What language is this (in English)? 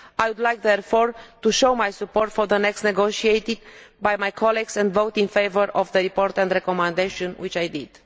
English